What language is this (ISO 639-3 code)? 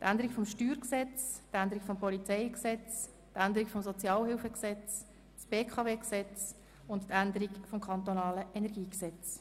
gsw